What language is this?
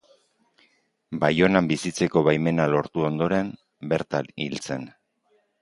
Basque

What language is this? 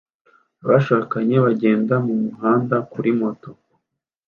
Kinyarwanda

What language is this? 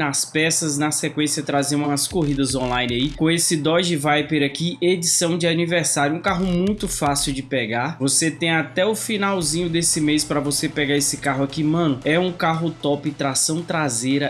Portuguese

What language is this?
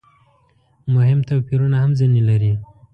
Pashto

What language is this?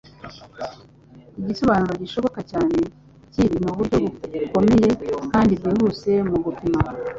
Kinyarwanda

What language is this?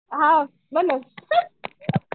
Marathi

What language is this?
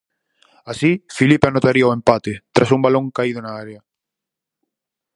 Galician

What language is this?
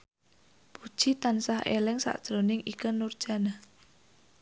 Javanese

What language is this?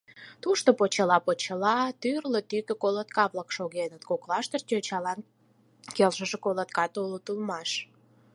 Mari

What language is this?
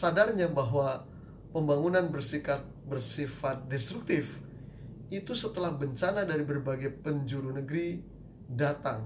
Indonesian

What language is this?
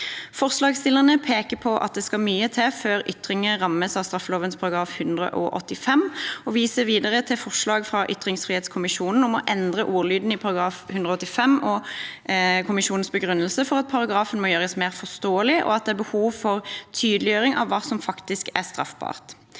Norwegian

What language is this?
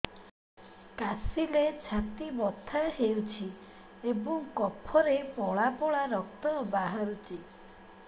Odia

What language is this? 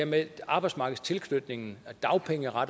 Danish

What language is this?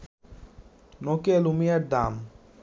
Bangla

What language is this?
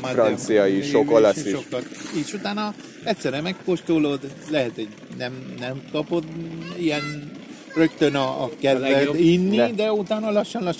Hungarian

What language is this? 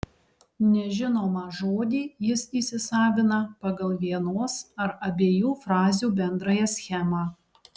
Lithuanian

